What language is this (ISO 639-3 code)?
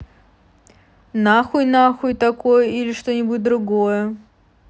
rus